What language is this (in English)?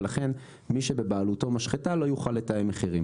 Hebrew